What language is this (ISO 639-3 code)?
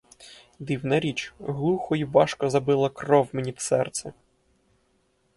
ukr